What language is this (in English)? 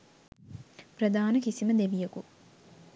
Sinhala